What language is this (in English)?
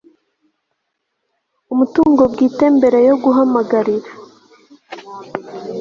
Kinyarwanda